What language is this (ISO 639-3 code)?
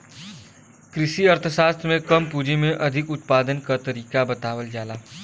bho